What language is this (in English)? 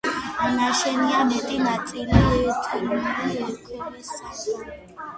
Georgian